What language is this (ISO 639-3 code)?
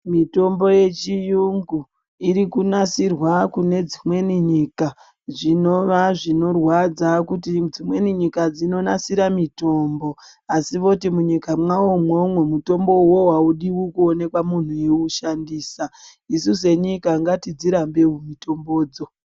ndc